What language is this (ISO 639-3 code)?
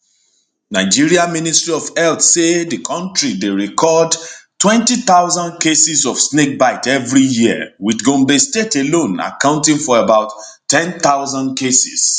pcm